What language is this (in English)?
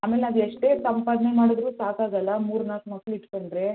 Kannada